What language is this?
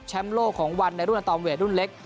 Thai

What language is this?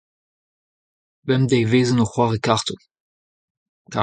Breton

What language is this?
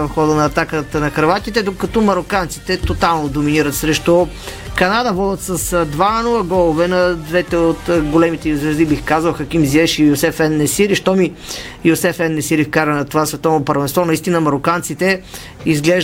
Bulgarian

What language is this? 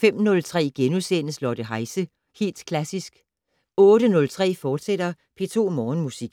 Danish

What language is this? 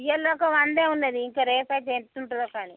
Telugu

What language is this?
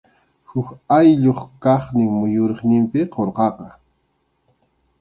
Arequipa-La Unión Quechua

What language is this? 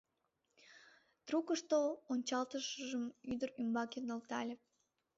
Mari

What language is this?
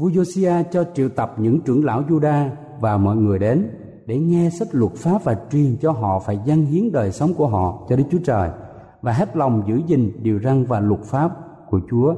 Vietnamese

